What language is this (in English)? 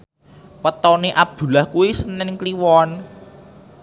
Javanese